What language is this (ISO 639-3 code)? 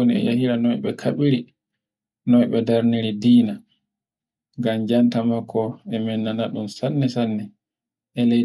fue